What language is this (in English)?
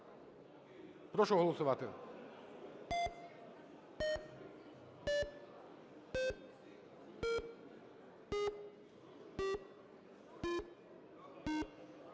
Ukrainian